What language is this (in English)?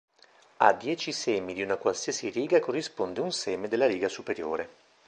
Italian